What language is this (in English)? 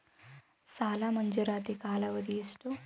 Kannada